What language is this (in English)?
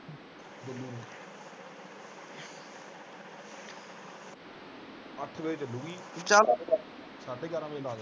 Punjabi